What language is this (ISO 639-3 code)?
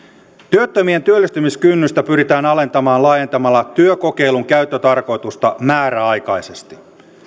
fin